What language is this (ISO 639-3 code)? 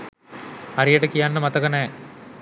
sin